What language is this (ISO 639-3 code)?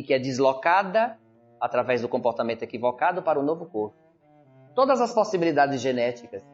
por